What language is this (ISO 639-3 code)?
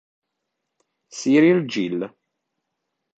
ita